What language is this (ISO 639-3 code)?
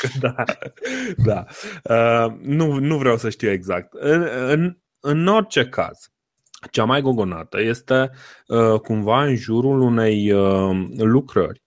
ron